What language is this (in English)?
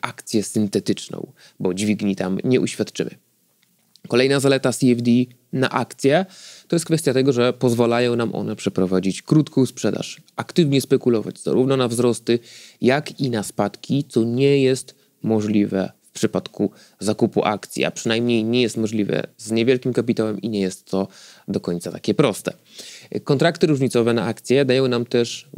Polish